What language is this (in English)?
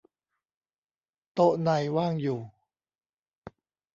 Thai